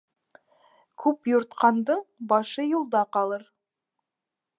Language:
Bashkir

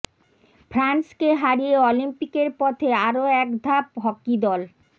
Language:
Bangla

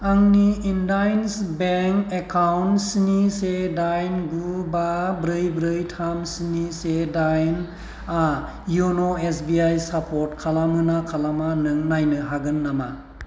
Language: Bodo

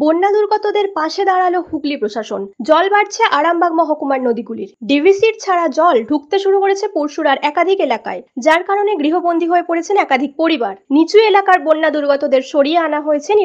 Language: Bangla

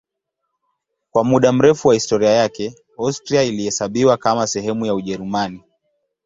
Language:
Swahili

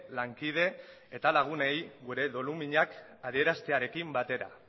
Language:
Basque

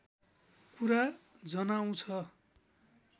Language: Nepali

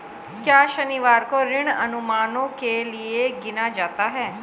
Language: Hindi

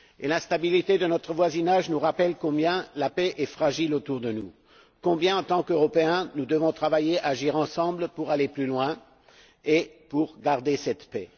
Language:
French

